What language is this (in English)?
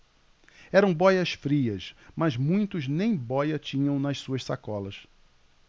Portuguese